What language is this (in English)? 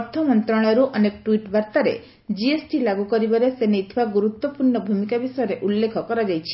Odia